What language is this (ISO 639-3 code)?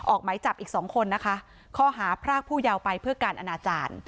tha